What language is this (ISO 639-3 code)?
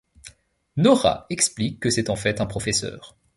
fra